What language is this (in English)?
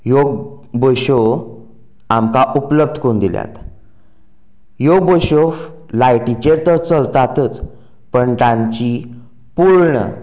Konkani